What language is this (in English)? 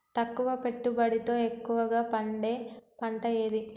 Telugu